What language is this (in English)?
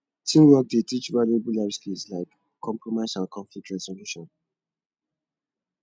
Nigerian Pidgin